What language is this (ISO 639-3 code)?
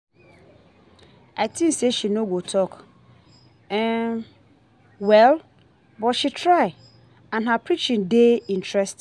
pcm